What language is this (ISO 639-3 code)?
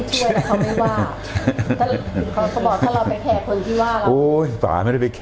tha